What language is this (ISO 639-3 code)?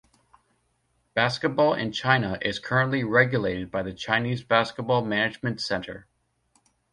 eng